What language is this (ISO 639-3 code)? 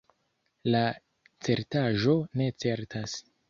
epo